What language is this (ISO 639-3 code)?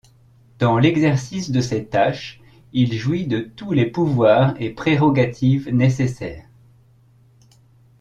fra